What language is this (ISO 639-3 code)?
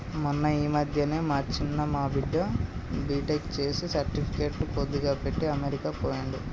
tel